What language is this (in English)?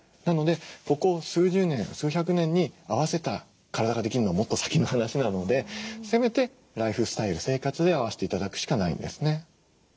Japanese